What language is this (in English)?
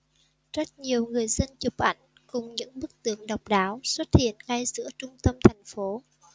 Vietnamese